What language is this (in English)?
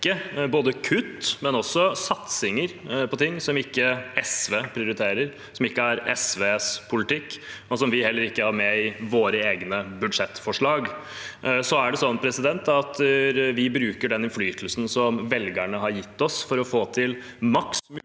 Norwegian